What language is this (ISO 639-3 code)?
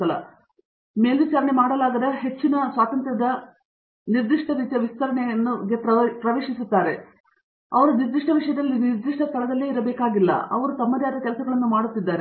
kan